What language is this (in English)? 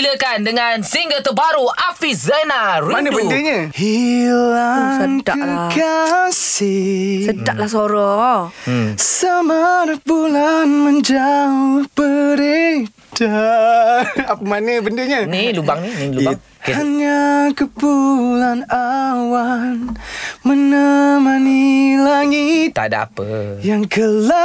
Malay